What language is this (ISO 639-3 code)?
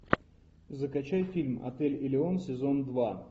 rus